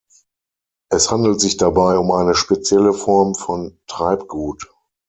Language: German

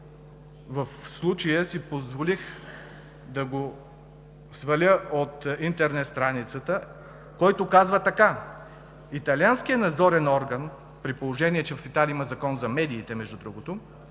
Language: Bulgarian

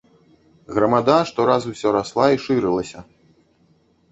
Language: Belarusian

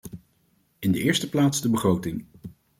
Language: Dutch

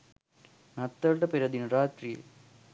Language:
Sinhala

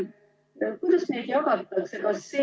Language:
Estonian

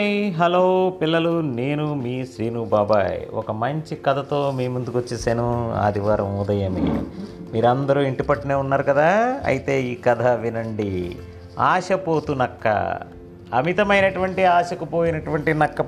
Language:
Telugu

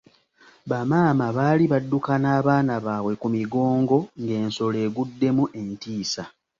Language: Ganda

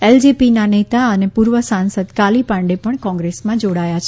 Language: Gujarati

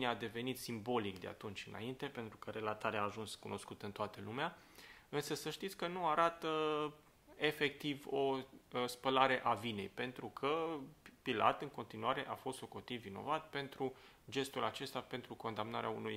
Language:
Romanian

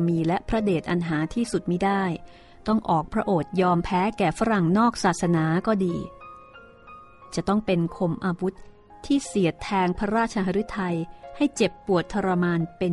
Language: Thai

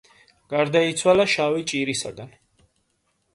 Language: Georgian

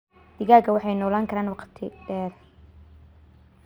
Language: Somali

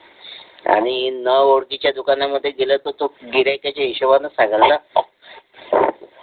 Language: Marathi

